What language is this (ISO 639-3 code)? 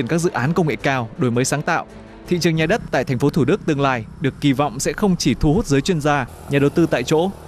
vie